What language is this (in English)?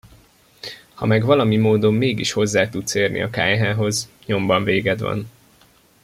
Hungarian